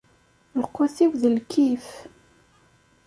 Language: Kabyle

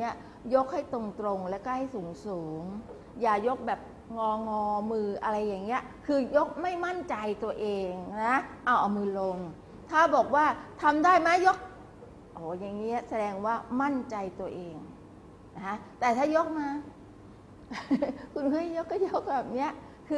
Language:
Thai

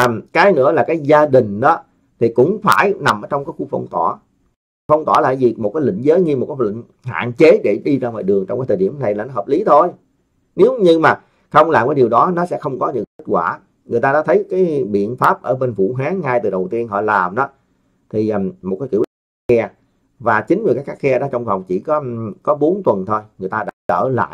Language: Vietnamese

